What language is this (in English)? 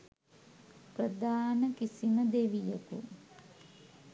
Sinhala